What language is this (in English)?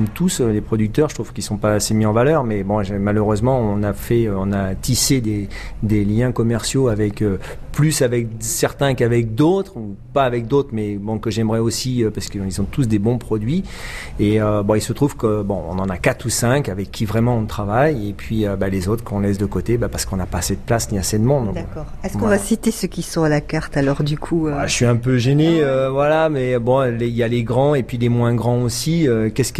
French